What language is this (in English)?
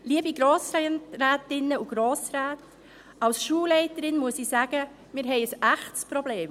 Swiss German